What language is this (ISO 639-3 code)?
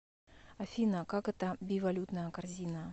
rus